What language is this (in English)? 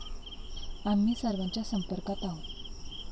Marathi